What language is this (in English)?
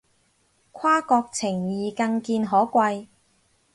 Cantonese